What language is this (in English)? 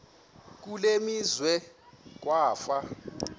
Xhosa